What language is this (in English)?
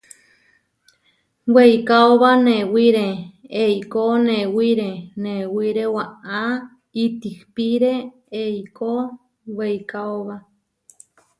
Huarijio